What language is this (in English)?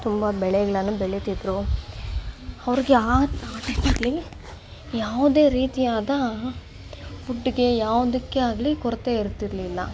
Kannada